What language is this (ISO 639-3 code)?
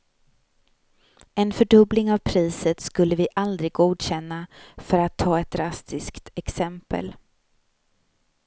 swe